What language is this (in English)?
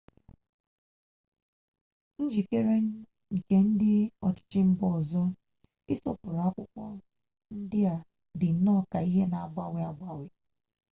Igbo